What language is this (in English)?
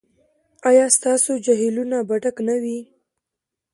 Pashto